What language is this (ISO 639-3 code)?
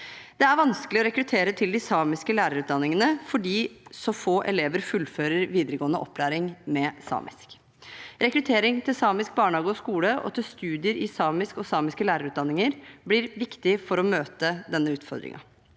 nor